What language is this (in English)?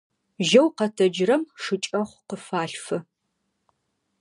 Adyghe